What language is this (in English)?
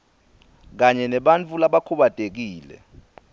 Swati